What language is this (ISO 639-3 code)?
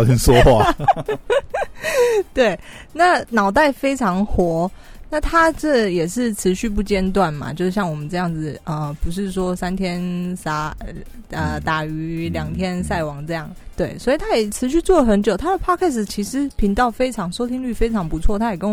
zho